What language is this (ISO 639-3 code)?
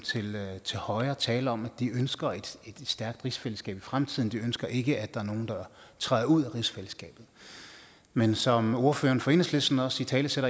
dan